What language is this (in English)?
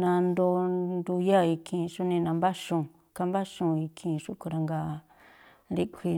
Tlacoapa Me'phaa